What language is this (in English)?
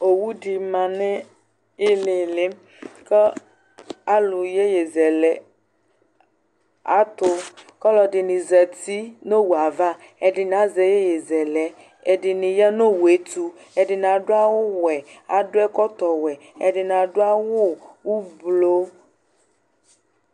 Ikposo